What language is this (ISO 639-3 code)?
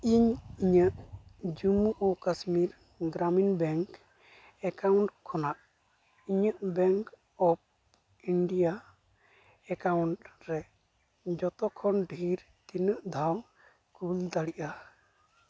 sat